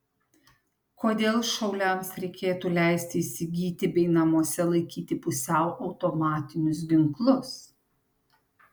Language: Lithuanian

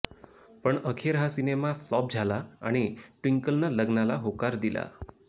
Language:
Marathi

